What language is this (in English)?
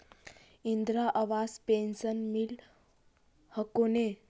Magahi